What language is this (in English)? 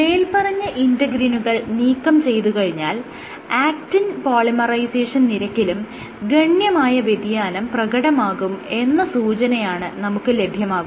Malayalam